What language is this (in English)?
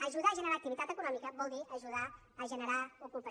Catalan